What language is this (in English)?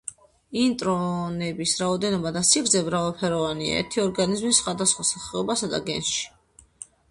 Georgian